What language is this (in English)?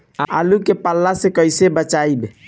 Bhojpuri